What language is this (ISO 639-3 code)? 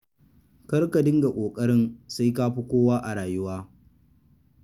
hau